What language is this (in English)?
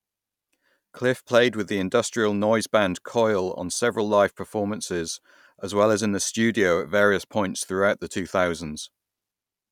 English